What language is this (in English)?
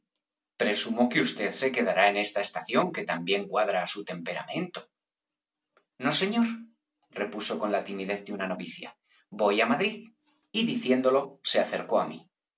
Spanish